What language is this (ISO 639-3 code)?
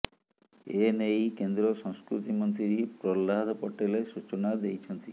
ori